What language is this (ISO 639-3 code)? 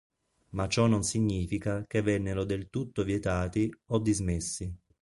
ita